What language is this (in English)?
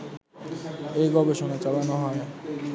Bangla